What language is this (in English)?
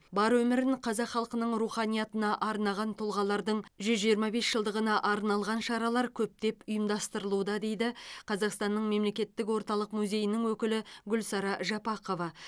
Kazakh